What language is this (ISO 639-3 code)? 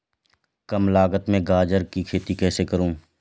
hin